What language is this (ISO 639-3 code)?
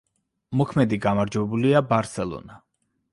kat